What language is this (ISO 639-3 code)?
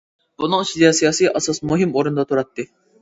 uig